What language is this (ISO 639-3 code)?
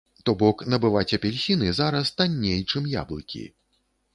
bel